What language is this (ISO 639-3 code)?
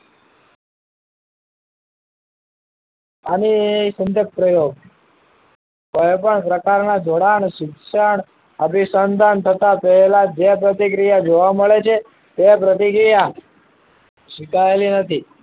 guj